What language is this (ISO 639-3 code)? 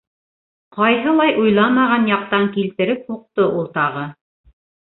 bak